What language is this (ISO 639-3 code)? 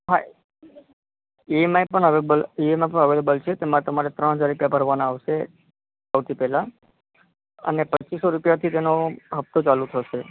guj